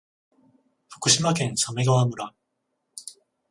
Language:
Japanese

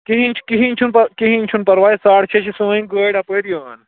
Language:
Kashmiri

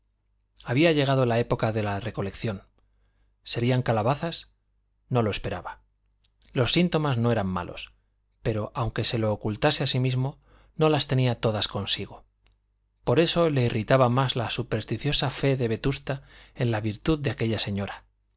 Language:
Spanish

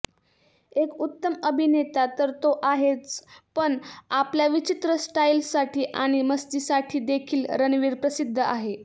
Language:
Marathi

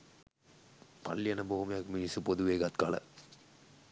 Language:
Sinhala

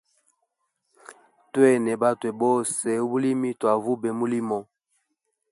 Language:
Hemba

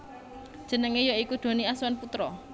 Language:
Javanese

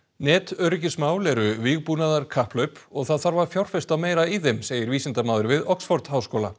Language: Icelandic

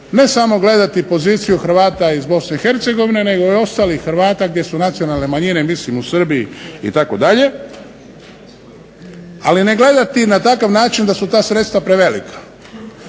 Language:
Croatian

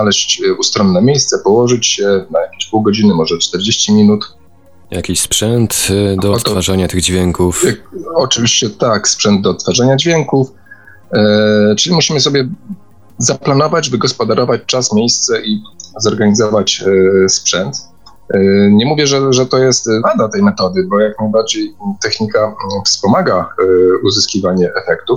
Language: Polish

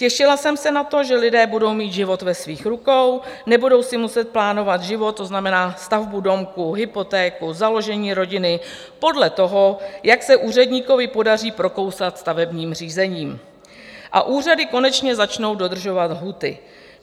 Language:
Czech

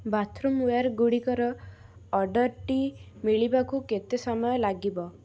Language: Odia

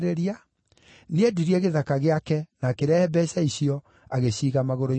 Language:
Kikuyu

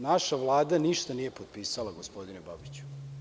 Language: Serbian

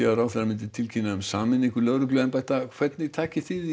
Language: Icelandic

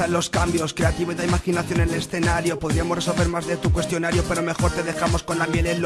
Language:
Spanish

